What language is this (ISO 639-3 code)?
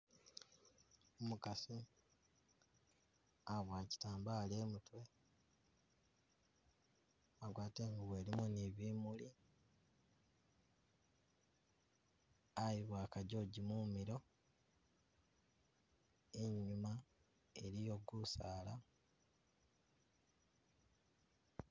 myx